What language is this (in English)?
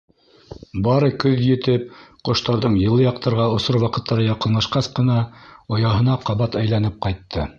Bashkir